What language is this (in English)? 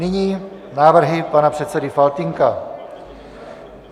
Czech